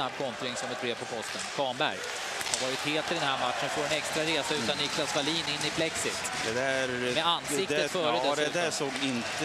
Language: Swedish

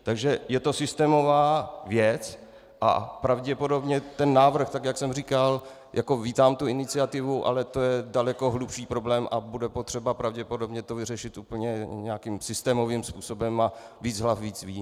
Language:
Czech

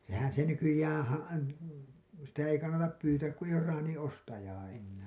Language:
Finnish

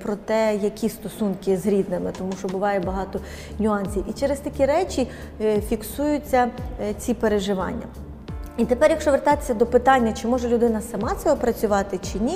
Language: Ukrainian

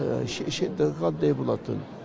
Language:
Kazakh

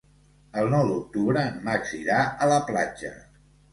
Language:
Catalan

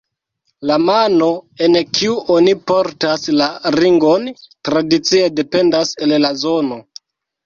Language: Esperanto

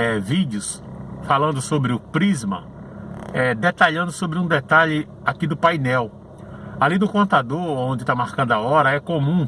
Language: Portuguese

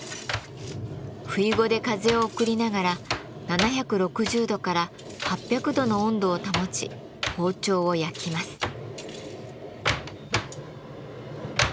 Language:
Japanese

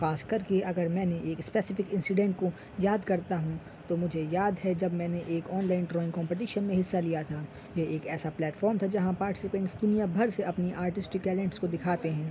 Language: Urdu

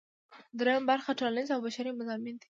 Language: Pashto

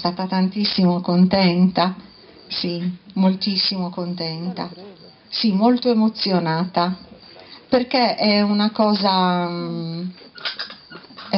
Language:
Italian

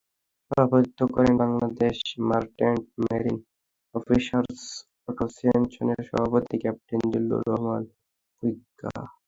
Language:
Bangla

